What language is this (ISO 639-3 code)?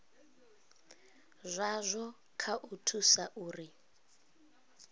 ven